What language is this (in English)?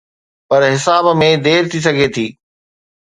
Sindhi